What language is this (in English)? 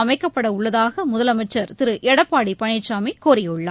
Tamil